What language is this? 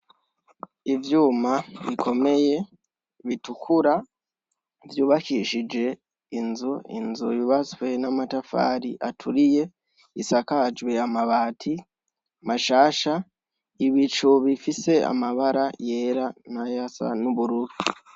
Rundi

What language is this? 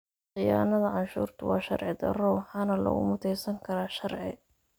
Somali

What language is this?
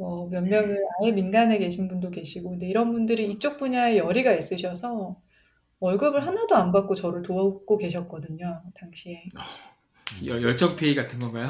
Korean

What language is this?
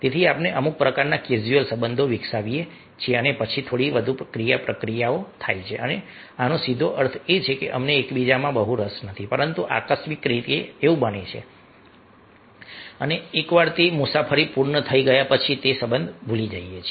Gujarati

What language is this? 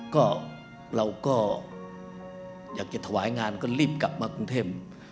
Thai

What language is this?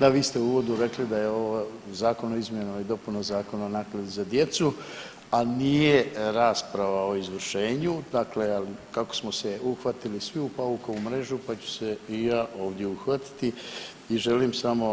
Croatian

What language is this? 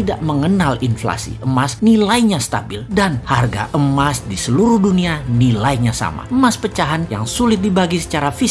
Indonesian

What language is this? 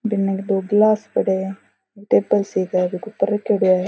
Rajasthani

